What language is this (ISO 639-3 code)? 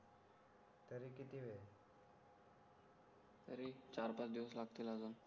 mar